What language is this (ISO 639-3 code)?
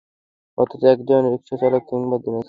ben